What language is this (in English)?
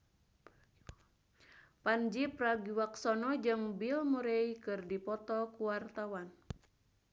Sundanese